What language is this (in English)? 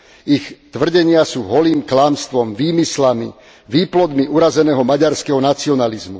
Slovak